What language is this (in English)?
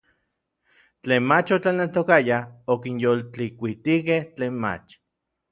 Orizaba Nahuatl